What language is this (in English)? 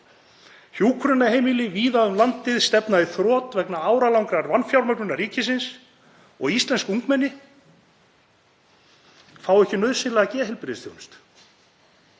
Icelandic